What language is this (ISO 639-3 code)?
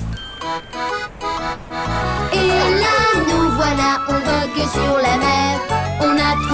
fra